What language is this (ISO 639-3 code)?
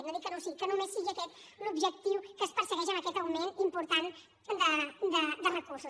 cat